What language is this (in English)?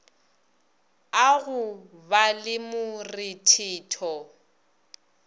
Northern Sotho